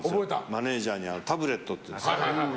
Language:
Japanese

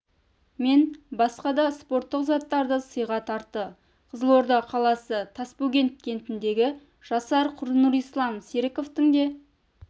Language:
Kazakh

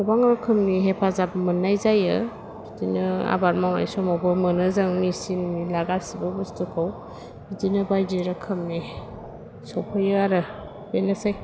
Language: Bodo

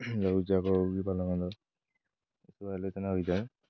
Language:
Odia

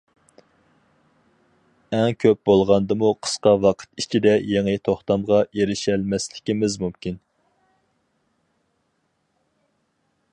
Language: Uyghur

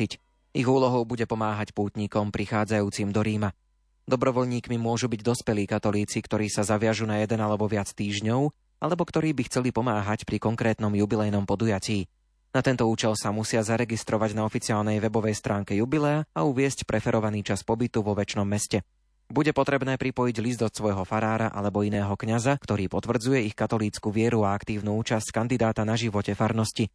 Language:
Slovak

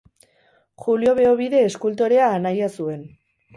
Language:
Basque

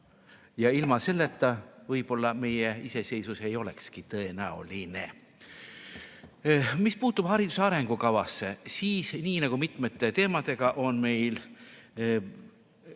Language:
Estonian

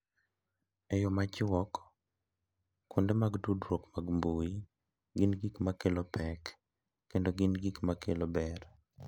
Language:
Luo (Kenya and Tanzania)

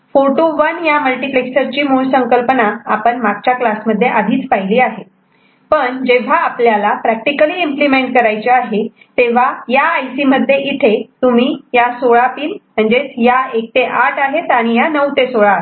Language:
Marathi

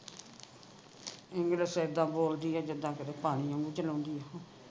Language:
Punjabi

